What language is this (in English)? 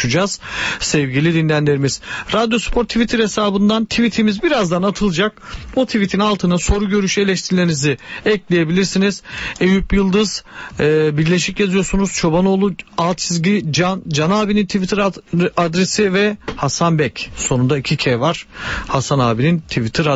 Turkish